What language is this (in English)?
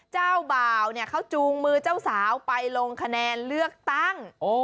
Thai